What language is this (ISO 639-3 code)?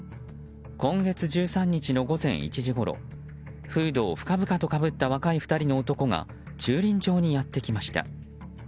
jpn